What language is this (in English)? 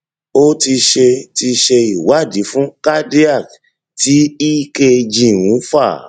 Yoruba